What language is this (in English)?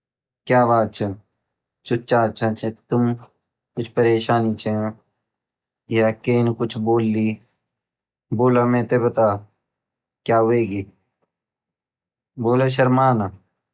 Garhwali